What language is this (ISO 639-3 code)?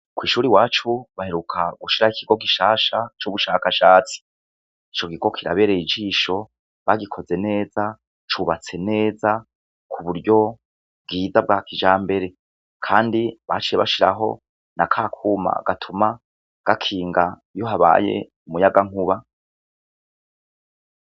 run